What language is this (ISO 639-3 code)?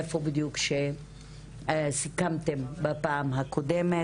heb